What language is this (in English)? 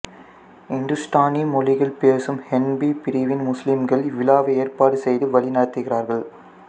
Tamil